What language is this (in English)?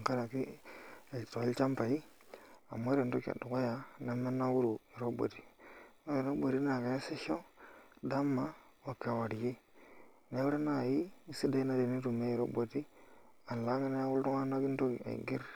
Masai